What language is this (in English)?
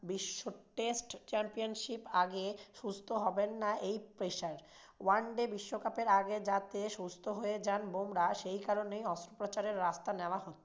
Bangla